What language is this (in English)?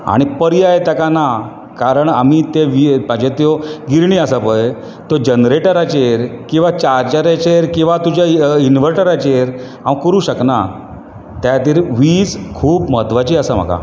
Konkani